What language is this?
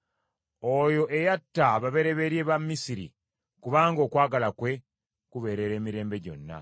Ganda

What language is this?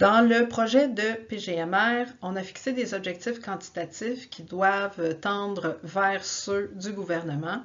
French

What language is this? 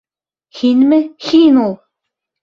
Bashkir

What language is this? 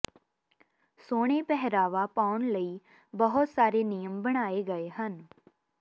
Punjabi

